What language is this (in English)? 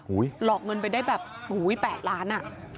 Thai